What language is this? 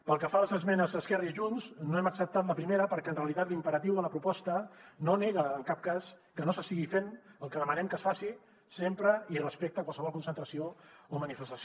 Catalan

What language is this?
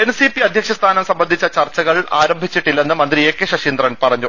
Malayalam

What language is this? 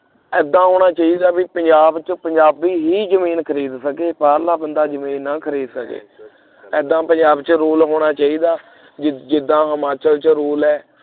Punjabi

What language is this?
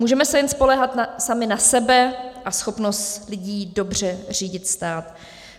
Czech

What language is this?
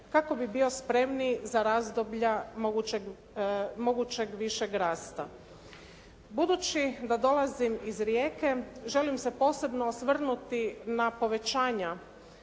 Croatian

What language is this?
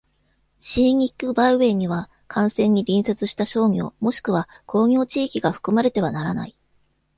Japanese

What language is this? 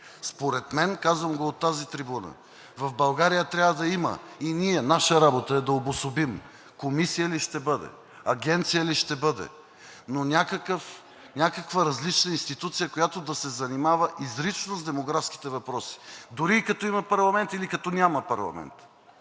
Bulgarian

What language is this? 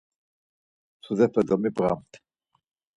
Laz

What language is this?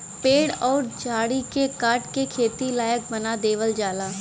Bhojpuri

